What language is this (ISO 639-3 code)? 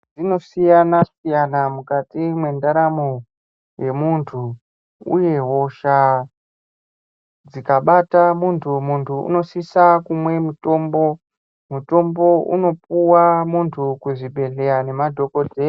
ndc